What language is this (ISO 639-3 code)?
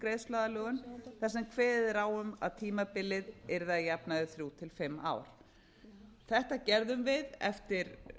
isl